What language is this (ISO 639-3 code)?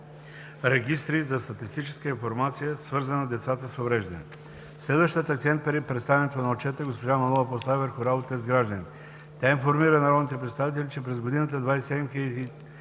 bul